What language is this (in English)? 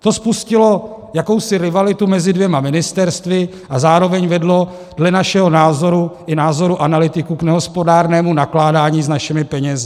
Czech